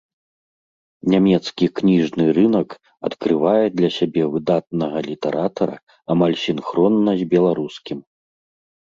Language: Belarusian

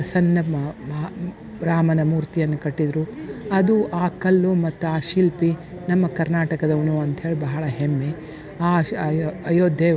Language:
Kannada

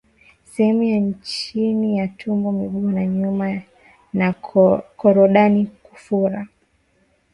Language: Swahili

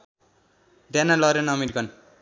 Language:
Nepali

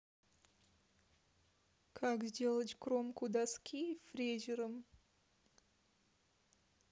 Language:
Russian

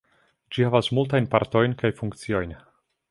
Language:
Esperanto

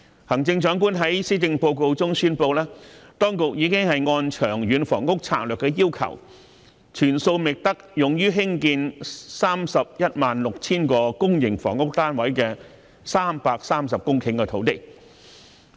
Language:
Cantonese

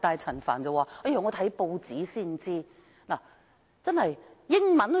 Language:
Cantonese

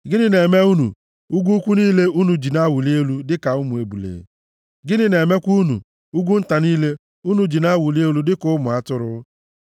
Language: Igbo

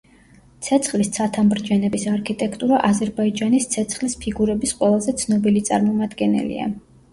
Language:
Georgian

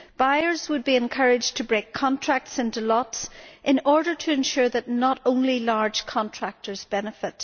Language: English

